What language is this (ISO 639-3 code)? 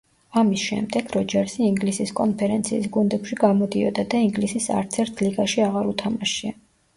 kat